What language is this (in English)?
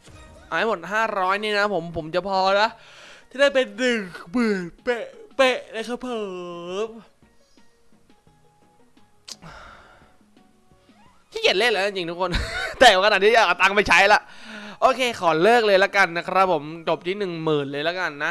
Thai